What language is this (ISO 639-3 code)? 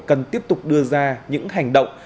vie